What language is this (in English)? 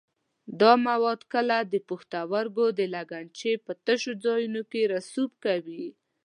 Pashto